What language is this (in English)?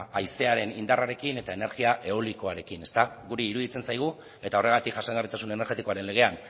Basque